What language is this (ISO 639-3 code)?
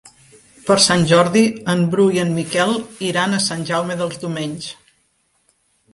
cat